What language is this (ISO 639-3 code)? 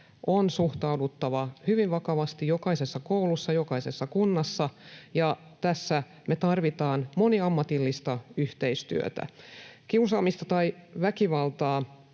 fin